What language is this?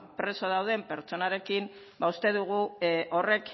Basque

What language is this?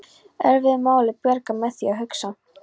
Icelandic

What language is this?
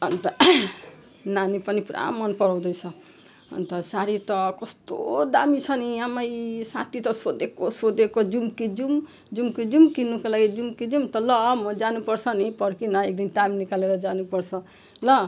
Nepali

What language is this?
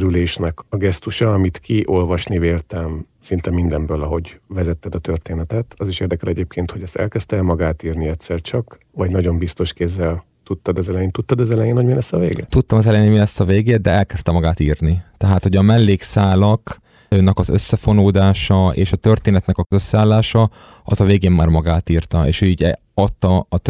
Hungarian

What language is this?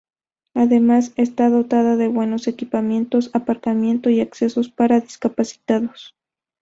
Spanish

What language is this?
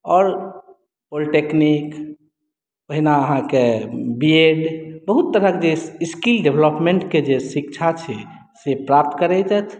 Maithili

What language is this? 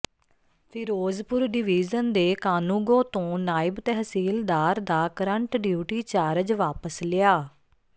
Punjabi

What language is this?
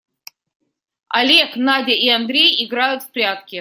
Russian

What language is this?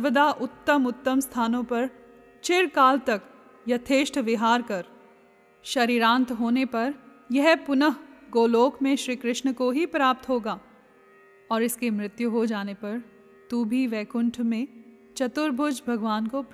Hindi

